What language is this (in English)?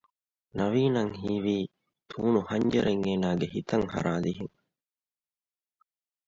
Divehi